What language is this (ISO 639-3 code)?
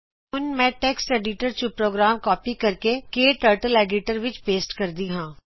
pan